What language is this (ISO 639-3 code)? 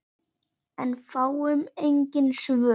isl